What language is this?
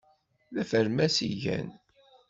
Kabyle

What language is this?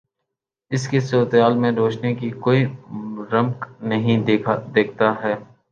Urdu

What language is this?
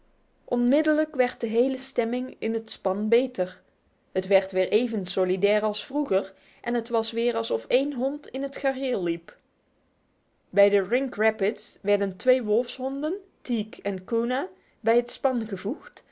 Dutch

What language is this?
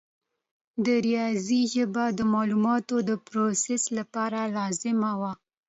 Pashto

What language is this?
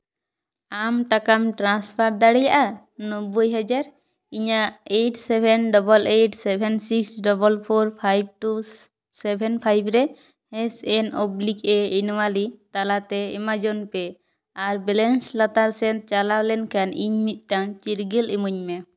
Santali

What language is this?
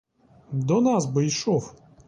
Ukrainian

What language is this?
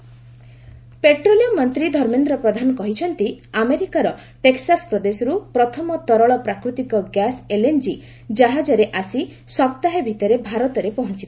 Odia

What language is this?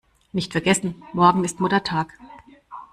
German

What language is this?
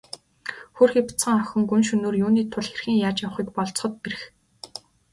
Mongolian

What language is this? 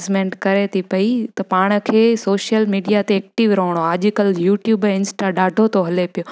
Sindhi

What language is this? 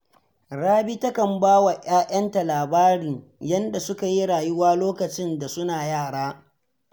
Hausa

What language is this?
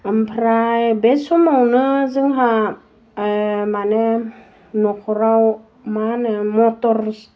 Bodo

